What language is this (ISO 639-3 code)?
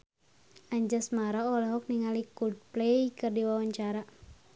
sun